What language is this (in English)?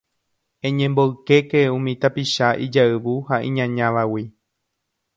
Guarani